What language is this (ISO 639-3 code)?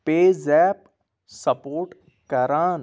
kas